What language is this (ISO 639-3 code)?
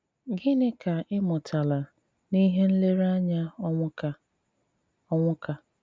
ibo